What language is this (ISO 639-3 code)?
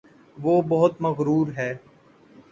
urd